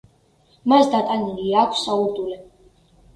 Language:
Georgian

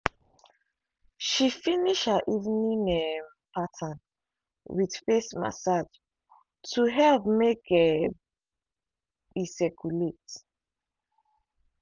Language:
Nigerian Pidgin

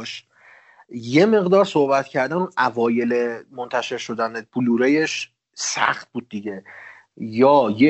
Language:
Persian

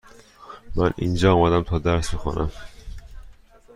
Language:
Persian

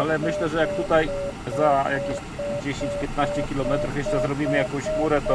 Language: Polish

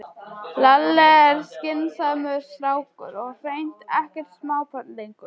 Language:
Icelandic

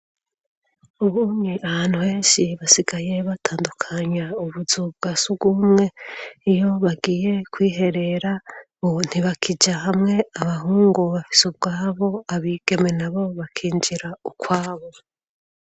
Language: Rundi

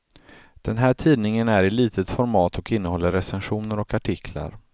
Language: Swedish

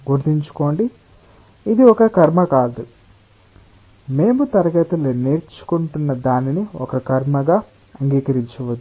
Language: Telugu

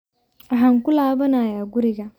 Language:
Somali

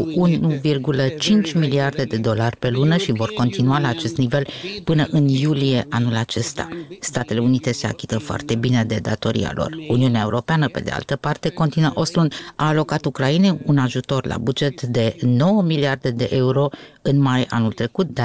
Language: Romanian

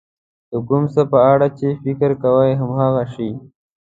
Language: Pashto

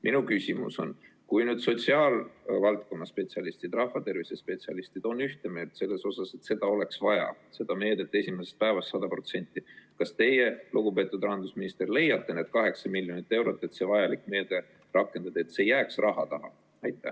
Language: Estonian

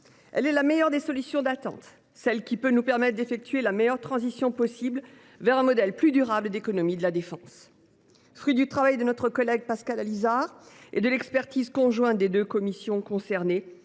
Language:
French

